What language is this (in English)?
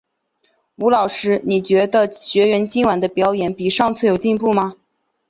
Chinese